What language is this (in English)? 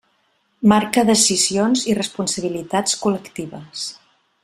Catalan